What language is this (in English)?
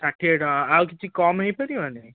Odia